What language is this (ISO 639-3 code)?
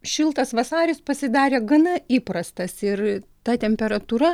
lit